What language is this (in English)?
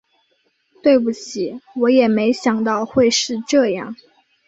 Chinese